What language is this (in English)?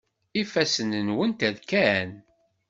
Kabyle